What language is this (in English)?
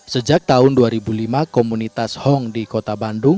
Indonesian